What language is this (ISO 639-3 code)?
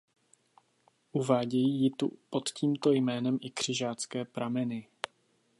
ces